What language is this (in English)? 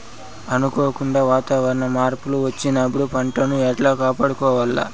Telugu